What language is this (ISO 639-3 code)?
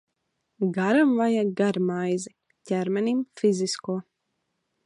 lav